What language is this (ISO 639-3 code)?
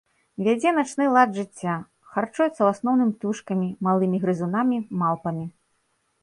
bel